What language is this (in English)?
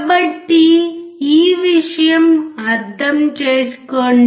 Telugu